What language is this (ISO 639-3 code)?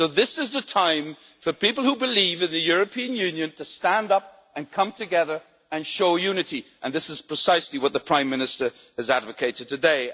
eng